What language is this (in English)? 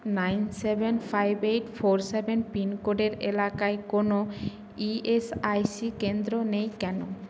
Bangla